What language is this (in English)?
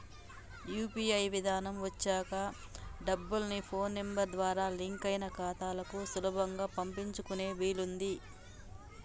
Telugu